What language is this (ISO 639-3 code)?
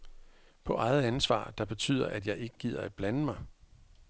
dan